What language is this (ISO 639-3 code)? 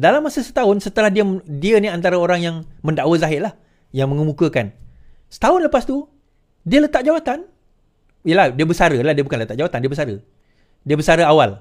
msa